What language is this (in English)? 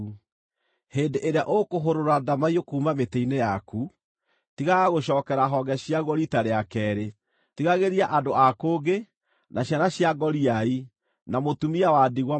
Kikuyu